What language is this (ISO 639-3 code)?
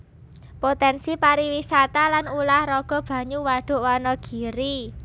jav